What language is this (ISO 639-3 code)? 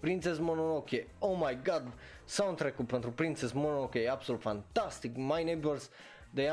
ron